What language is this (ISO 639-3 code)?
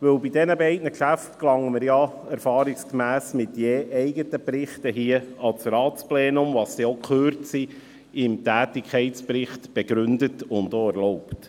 gsw